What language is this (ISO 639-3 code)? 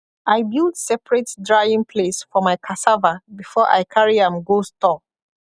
pcm